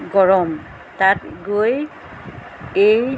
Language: Assamese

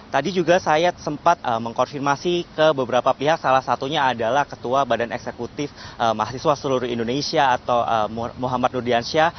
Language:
Indonesian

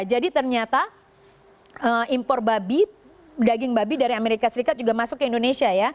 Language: Indonesian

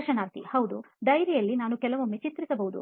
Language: Kannada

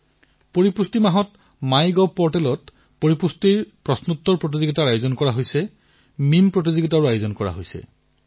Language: Assamese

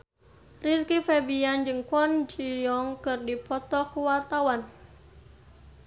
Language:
Sundanese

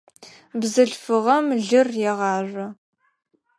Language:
Adyghe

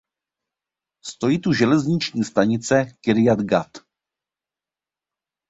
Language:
Czech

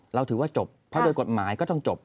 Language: Thai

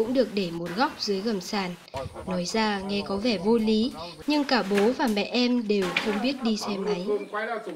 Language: Vietnamese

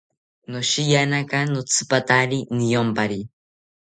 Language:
South Ucayali Ashéninka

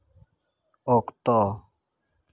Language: Santali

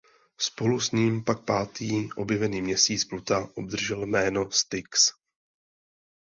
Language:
Czech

